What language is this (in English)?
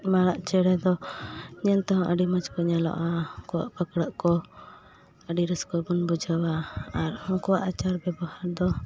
Santali